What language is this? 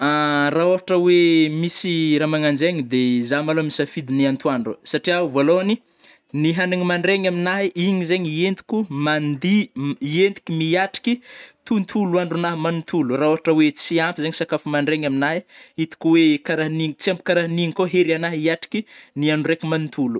Northern Betsimisaraka Malagasy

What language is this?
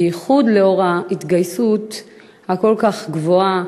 Hebrew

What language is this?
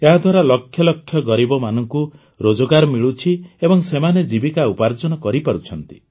Odia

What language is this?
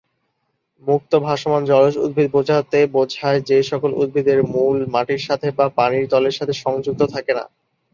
Bangla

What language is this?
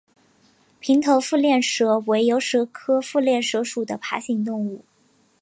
Chinese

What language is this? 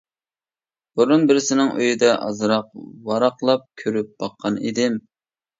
Uyghur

